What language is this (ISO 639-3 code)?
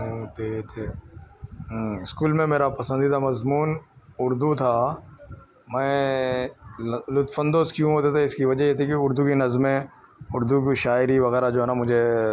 urd